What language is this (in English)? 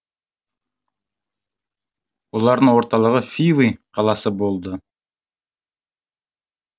Kazakh